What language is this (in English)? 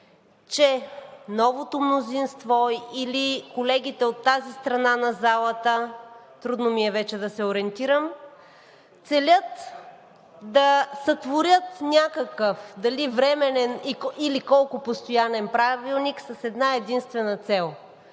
Bulgarian